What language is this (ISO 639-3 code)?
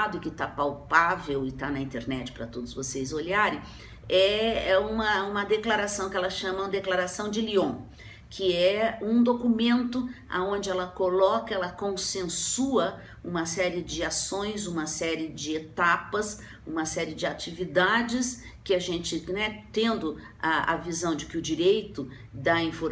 por